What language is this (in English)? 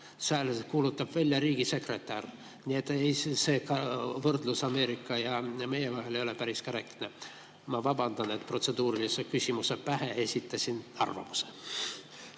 Estonian